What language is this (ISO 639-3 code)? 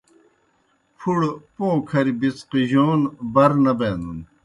plk